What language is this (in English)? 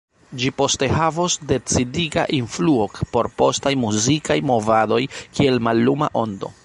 Esperanto